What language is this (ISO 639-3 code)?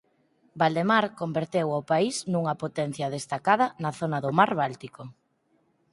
glg